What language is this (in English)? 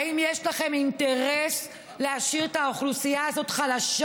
Hebrew